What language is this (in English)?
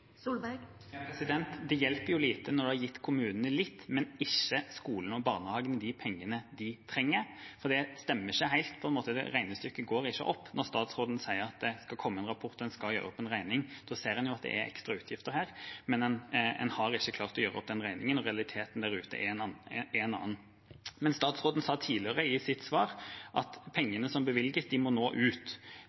Norwegian Bokmål